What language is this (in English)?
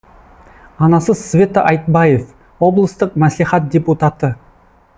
Kazakh